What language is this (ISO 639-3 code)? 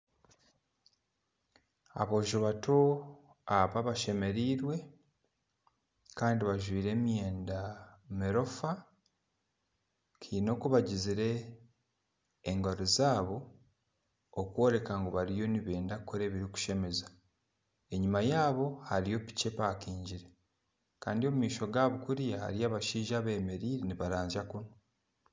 nyn